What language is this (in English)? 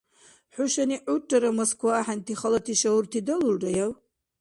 Dargwa